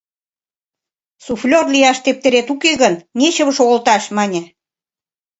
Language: Mari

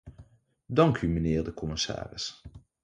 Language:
Dutch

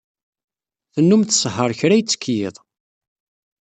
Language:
Kabyle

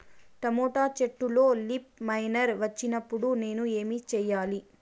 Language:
Telugu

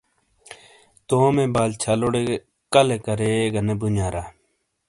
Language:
Shina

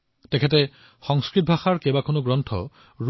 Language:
Assamese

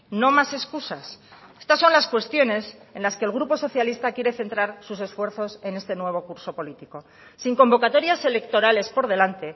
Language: Spanish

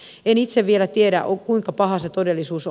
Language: Finnish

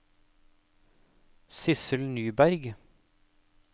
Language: Norwegian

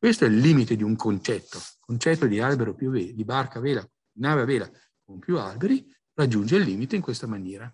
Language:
Italian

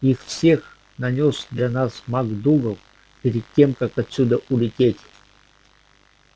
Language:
Russian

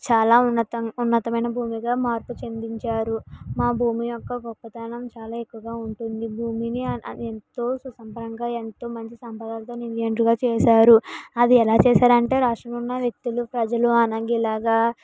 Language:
Telugu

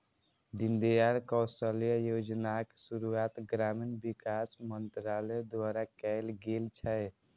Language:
Maithili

